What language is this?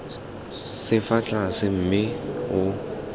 Tswana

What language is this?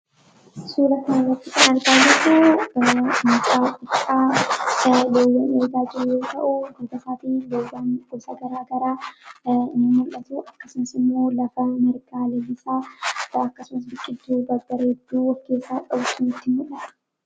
Oromo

